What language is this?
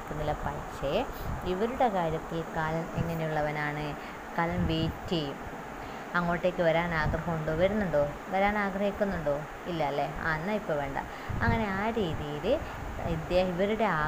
Malayalam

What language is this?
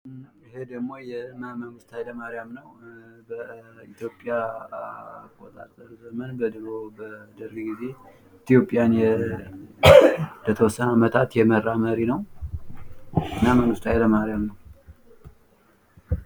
Amharic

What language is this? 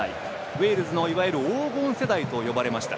Japanese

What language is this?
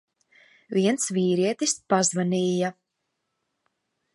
Latvian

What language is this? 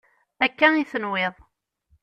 Kabyle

